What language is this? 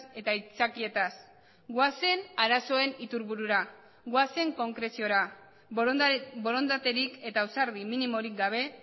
Basque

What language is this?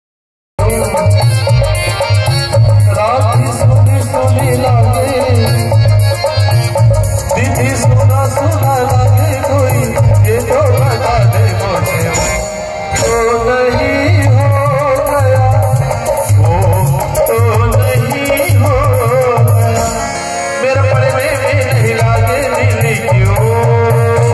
Arabic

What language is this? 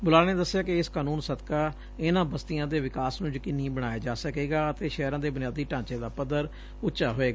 Punjabi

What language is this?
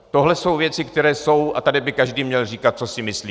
Czech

